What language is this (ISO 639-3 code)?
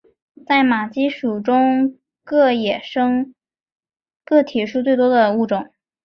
zho